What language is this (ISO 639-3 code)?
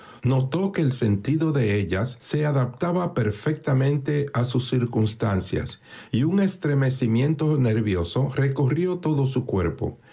spa